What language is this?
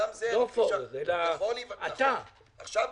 Hebrew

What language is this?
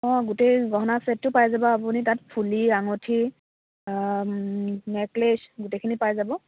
Assamese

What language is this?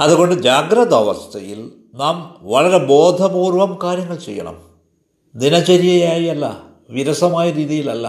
Malayalam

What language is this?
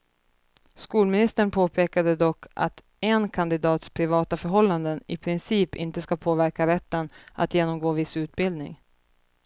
Swedish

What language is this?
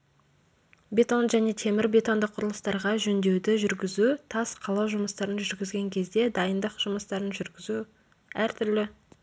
Kazakh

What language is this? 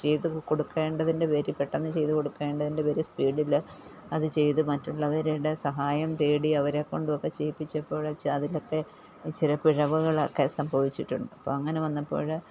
Malayalam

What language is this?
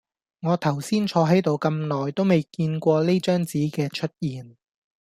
Cantonese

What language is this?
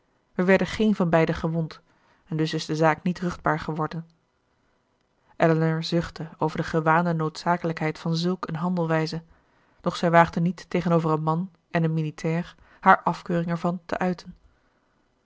Dutch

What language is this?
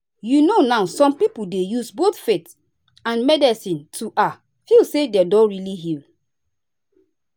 Nigerian Pidgin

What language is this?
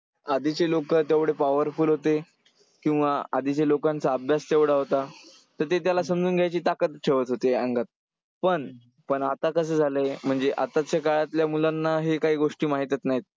Marathi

